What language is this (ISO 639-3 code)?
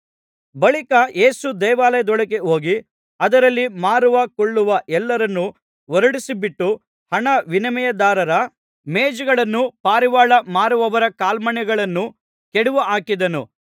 kan